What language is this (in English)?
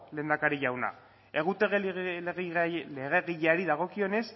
Basque